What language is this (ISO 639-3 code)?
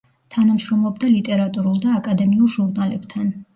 kat